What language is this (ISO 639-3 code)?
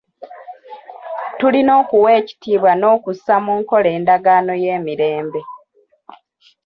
lug